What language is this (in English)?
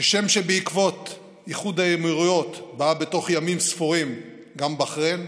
Hebrew